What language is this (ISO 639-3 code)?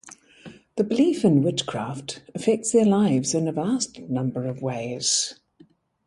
eng